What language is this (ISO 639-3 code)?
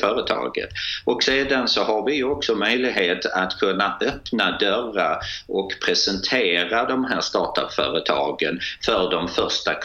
swe